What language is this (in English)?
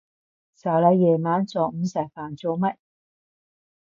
Cantonese